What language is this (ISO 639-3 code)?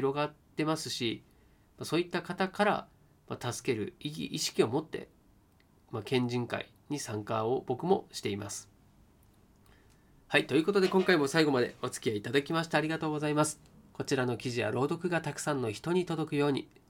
jpn